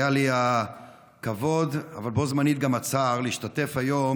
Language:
Hebrew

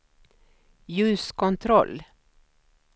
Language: Swedish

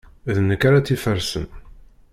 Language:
Kabyle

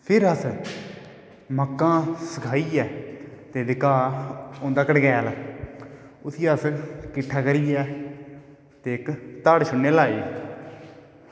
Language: Dogri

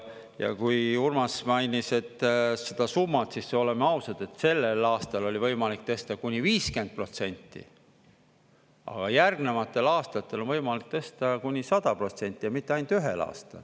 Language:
Estonian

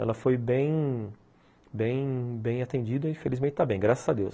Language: Portuguese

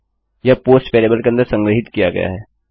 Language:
Hindi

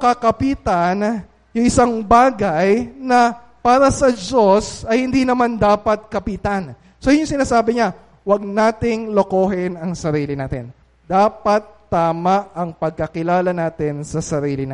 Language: Filipino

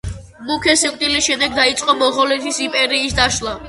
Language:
Georgian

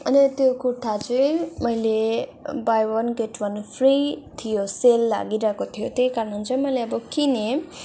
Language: Nepali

